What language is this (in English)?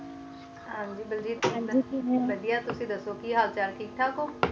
Punjabi